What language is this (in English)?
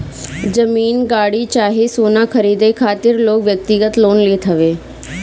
Bhojpuri